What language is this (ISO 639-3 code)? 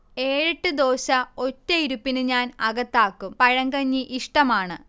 mal